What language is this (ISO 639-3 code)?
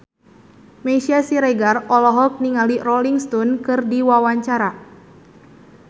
sun